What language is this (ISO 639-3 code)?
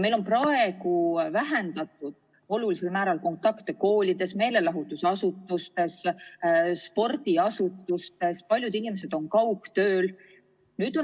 est